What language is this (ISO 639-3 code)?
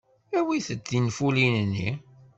kab